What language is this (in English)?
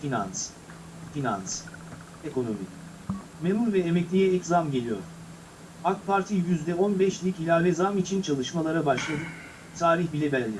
Turkish